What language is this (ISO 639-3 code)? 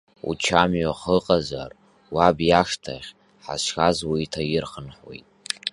abk